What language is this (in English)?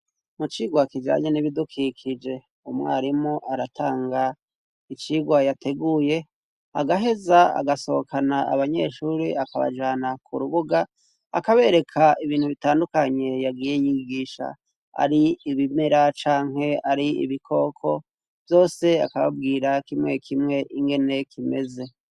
Rundi